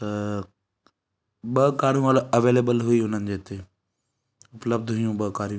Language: Sindhi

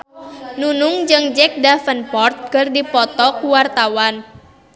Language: Sundanese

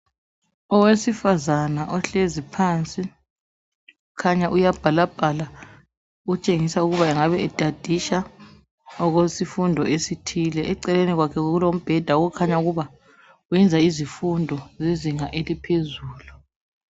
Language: North Ndebele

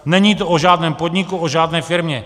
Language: Czech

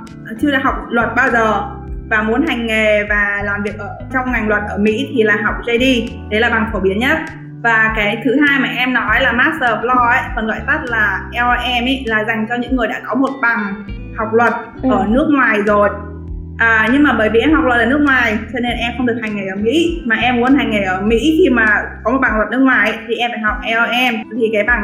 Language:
Vietnamese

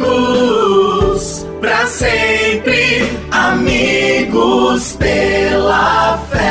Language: Portuguese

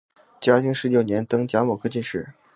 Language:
Chinese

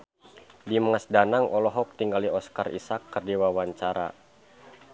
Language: Sundanese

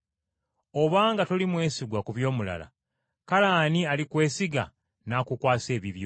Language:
Ganda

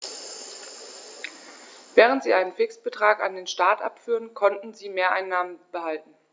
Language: German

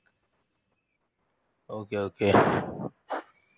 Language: Tamil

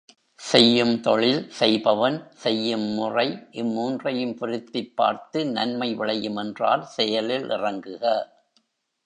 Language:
Tamil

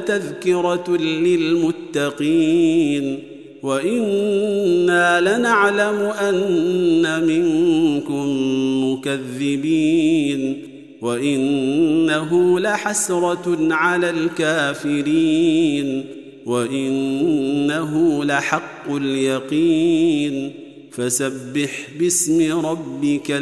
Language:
Arabic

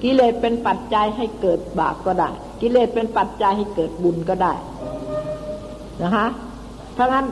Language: Thai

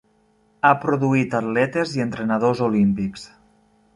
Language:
Catalan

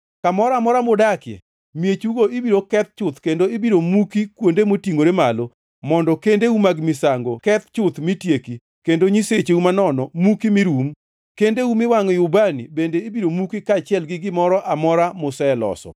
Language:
Luo (Kenya and Tanzania)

